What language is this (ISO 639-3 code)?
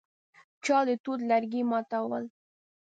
pus